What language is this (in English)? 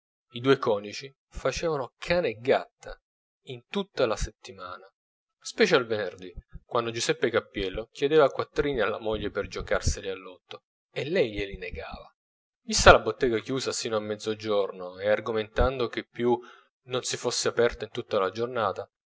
Italian